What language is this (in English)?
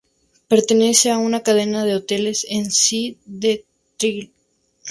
Spanish